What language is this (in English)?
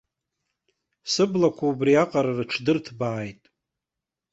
Abkhazian